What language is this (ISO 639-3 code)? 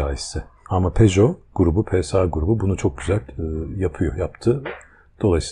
tur